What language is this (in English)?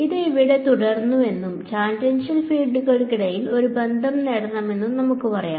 Malayalam